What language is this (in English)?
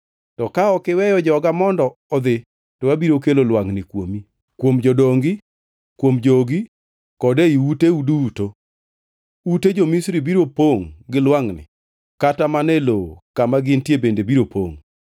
Luo (Kenya and Tanzania)